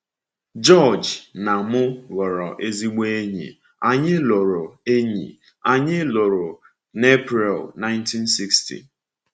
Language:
Igbo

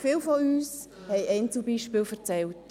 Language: Swiss German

